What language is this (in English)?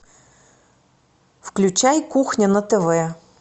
Russian